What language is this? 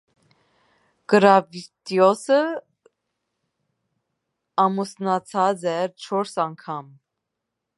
Armenian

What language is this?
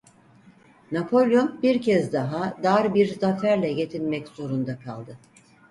Turkish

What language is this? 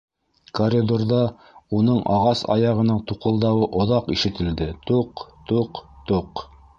Bashkir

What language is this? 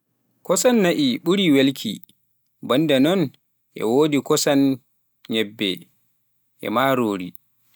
Pular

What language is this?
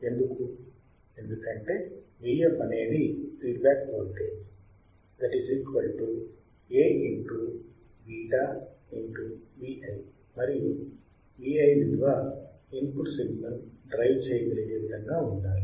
Telugu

